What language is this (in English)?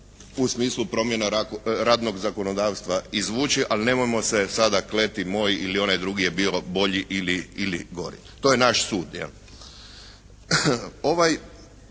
Croatian